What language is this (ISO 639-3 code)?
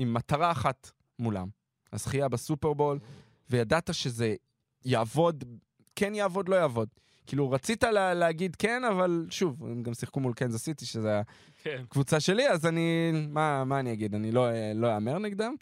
heb